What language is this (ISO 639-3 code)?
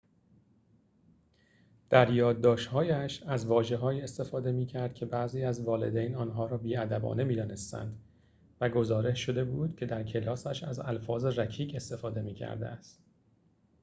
fas